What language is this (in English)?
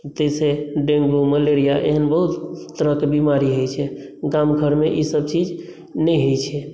Maithili